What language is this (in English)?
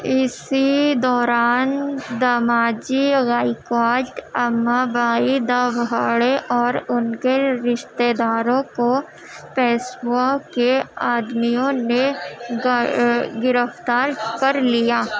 Urdu